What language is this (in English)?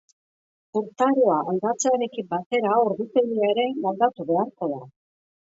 Basque